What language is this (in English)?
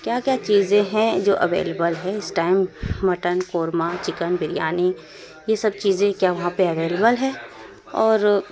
Urdu